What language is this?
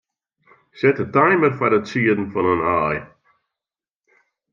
Western Frisian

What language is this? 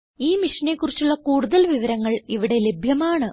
Malayalam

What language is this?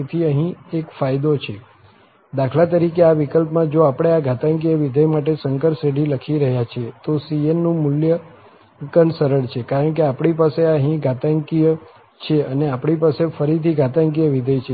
Gujarati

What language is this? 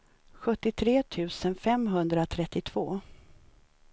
Swedish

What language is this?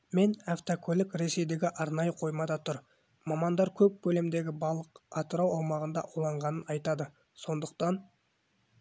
Kazakh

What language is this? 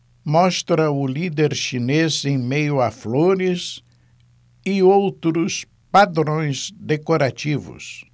Portuguese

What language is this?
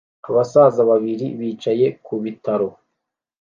Kinyarwanda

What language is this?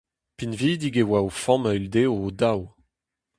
Breton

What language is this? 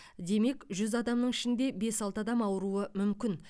Kazakh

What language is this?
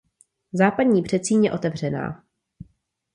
Czech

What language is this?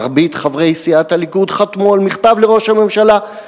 Hebrew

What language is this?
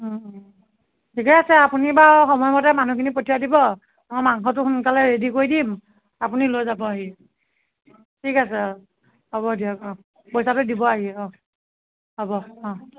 Assamese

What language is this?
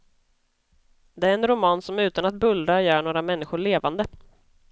Swedish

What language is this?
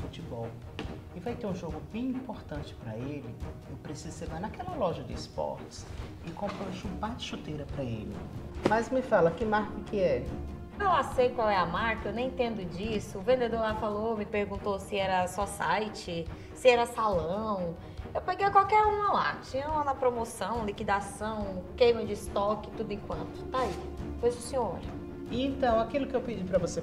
Portuguese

